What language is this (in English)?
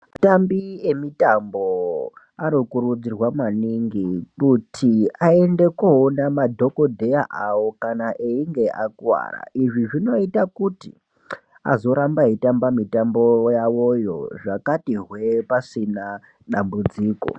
Ndau